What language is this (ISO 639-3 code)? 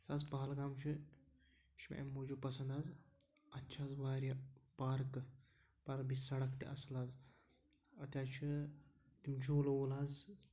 kas